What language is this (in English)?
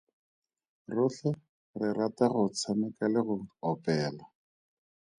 Tswana